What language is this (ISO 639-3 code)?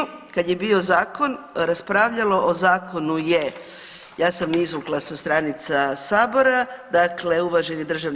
hrv